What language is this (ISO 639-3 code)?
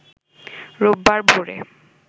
ben